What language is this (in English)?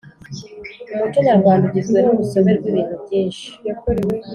Kinyarwanda